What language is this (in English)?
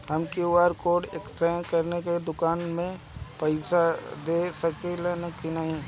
Bhojpuri